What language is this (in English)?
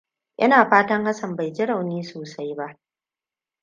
Hausa